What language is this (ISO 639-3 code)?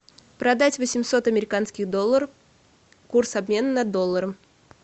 rus